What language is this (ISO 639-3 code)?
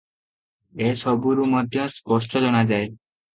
ori